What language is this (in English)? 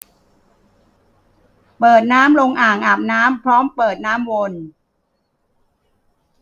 Thai